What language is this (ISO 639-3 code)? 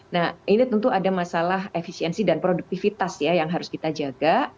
ind